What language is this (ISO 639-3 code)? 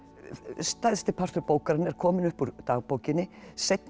isl